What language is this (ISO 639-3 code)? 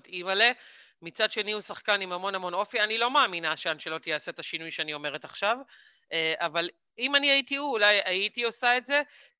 heb